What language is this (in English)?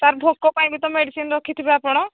Odia